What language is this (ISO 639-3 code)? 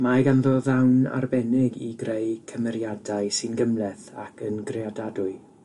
cym